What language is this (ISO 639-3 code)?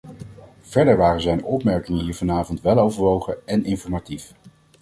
nld